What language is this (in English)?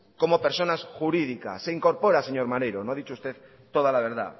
Spanish